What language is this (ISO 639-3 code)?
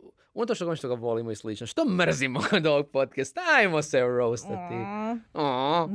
hrv